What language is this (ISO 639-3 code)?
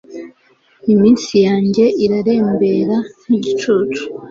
kin